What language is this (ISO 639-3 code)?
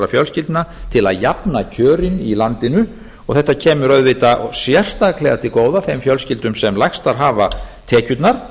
isl